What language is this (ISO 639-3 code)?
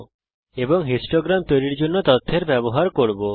ben